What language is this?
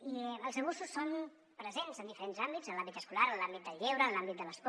Catalan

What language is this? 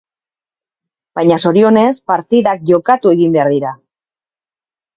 Basque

